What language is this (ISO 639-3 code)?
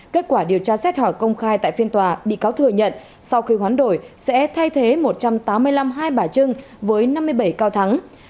vie